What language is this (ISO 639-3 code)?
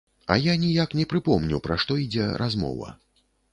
bel